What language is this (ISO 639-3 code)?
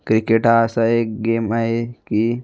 mar